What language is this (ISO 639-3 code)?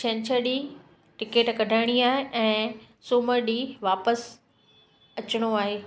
snd